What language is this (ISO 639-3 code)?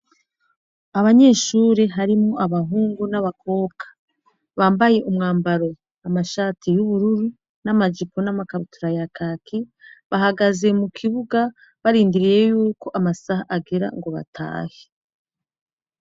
run